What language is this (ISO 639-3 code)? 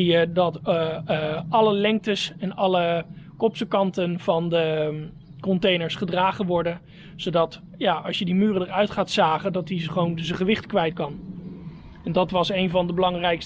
nld